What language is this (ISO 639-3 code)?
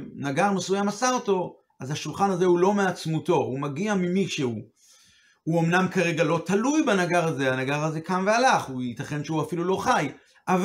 heb